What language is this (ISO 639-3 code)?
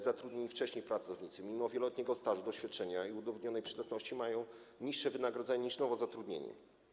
pol